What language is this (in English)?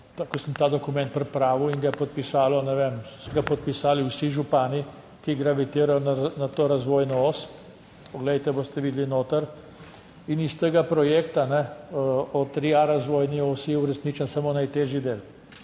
Slovenian